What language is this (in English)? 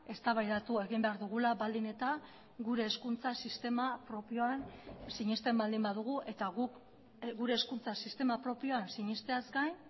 Basque